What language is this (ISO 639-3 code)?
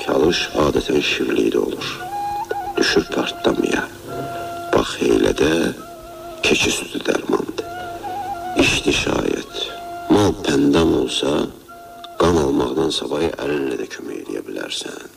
tur